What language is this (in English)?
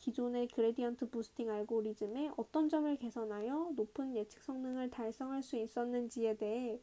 Korean